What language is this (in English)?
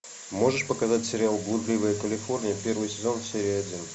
Russian